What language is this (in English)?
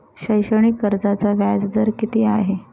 Marathi